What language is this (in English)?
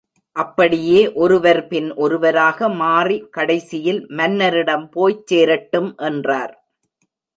Tamil